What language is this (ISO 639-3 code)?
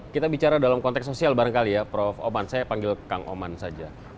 ind